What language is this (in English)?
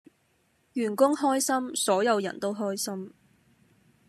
Cantonese